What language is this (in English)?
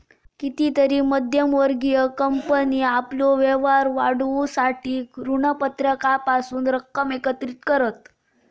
Marathi